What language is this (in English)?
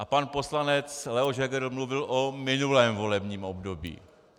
Czech